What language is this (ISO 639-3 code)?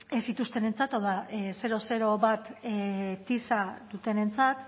eus